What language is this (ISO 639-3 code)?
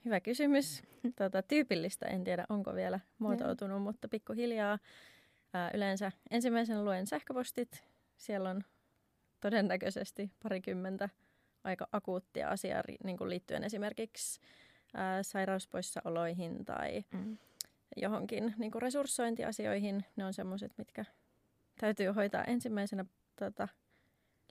fin